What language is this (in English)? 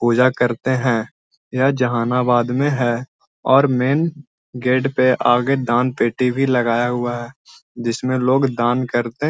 Magahi